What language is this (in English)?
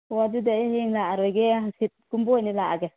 Manipuri